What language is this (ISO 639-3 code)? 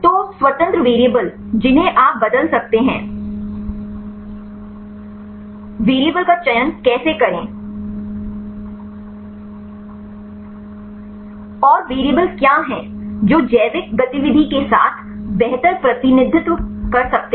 hin